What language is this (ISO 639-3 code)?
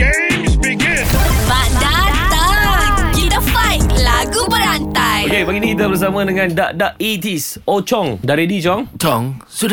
msa